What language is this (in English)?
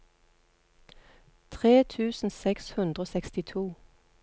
Norwegian